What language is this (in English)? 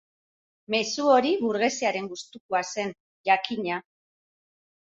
Basque